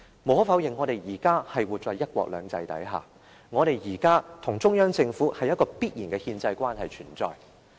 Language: Cantonese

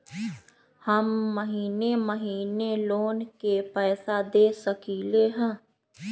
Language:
Magahi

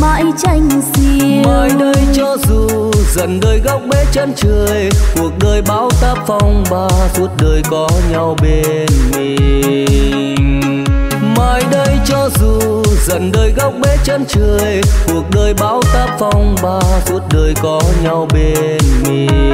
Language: Vietnamese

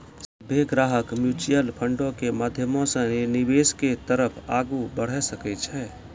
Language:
Maithili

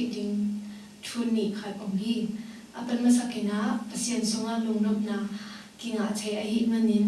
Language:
Korean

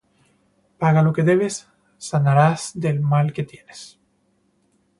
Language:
Spanish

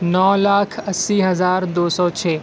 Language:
Urdu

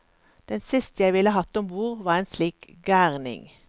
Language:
Norwegian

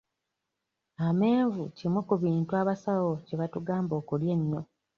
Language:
Ganda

